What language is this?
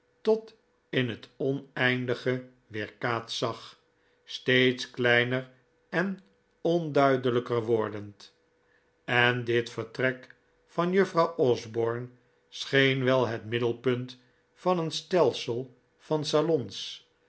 Dutch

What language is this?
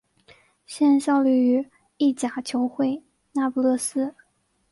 Chinese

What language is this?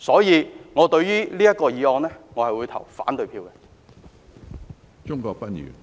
Cantonese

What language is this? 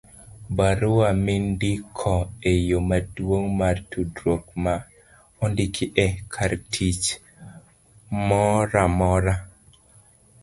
Luo (Kenya and Tanzania)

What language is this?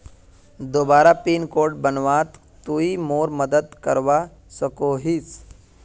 Magahi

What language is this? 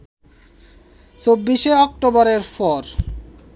Bangla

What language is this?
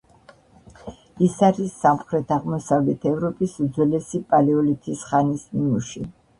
Georgian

